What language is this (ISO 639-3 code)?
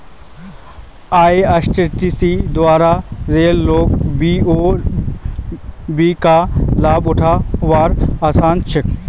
mag